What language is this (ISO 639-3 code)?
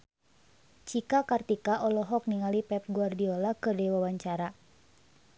sun